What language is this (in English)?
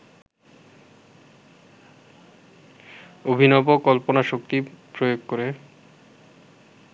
Bangla